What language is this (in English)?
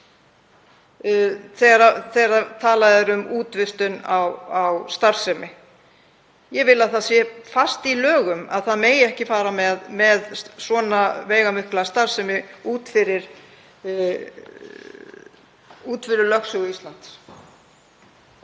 Icelandic